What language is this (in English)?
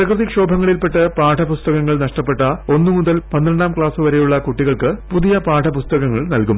Malayalam